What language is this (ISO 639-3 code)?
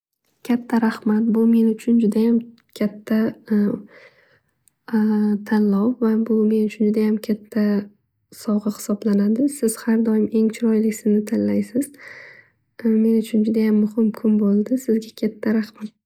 uzb